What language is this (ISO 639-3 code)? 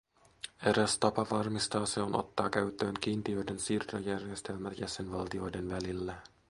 fin